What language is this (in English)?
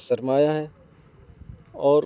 Urdu